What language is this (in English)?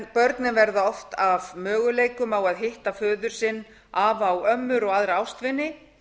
Icelandic